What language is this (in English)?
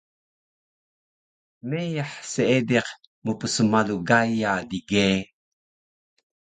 Taroko